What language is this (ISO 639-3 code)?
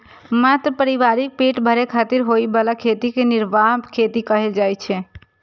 mai